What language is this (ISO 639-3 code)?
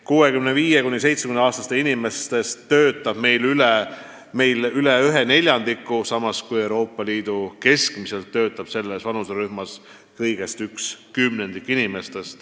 est